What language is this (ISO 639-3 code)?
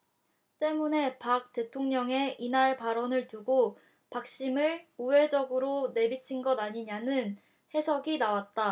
kor